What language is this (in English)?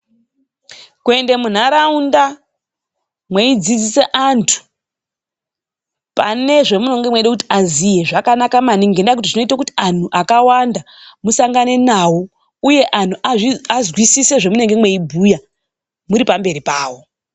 Ndau